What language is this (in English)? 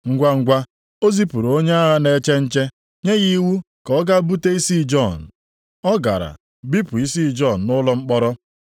Igbo